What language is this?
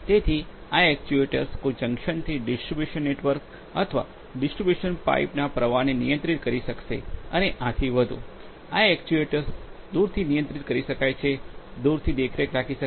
Gujarati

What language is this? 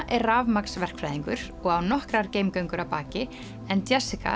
Icelandic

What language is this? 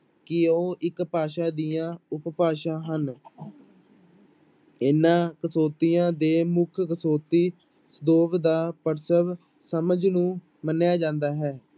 Punjabi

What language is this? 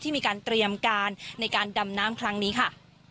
Thai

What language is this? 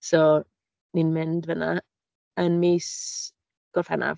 Welsh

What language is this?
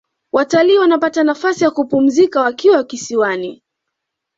Swahili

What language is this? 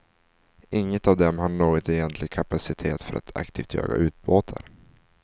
Swedish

